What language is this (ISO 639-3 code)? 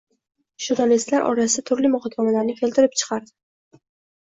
uzb